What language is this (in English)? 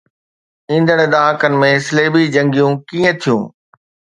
Sindhi